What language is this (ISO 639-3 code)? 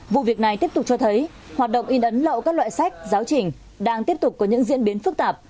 vie